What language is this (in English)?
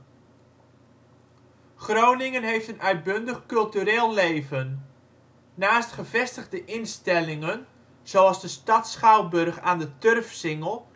Dutch